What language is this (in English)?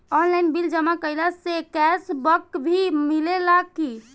Bhojpuri